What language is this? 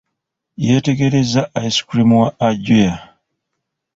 Ganda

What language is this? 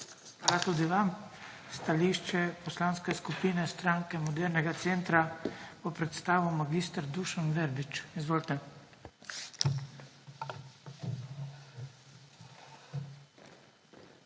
Slovenian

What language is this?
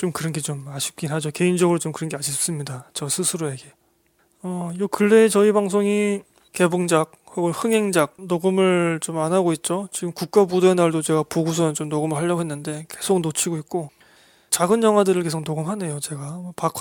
Korean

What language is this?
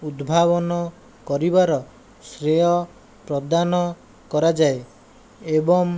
Odia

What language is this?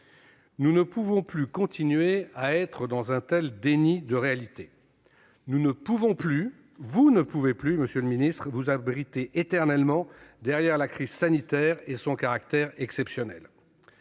French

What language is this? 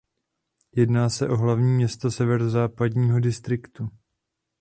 Czech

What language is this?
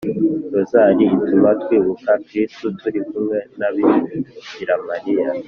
Kinyarwanda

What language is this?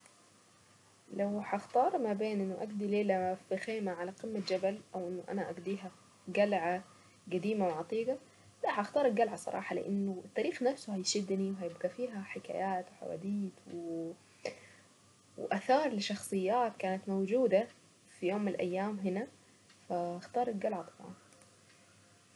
Saidi Arabic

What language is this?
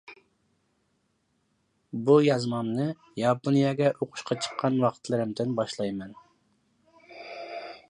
Uyghur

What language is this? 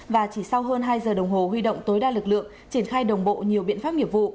Vietnamese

